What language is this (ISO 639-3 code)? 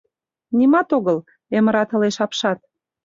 chm